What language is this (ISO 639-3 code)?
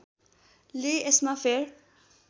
nep